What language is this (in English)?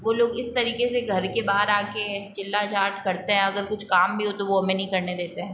Hindi